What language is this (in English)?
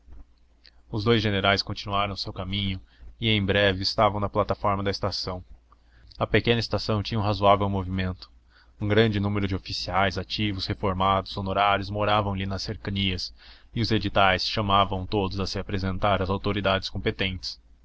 Portuguese